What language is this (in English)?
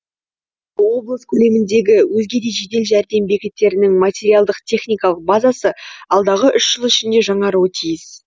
Kazakh